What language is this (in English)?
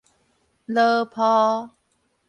Min Nan Chinese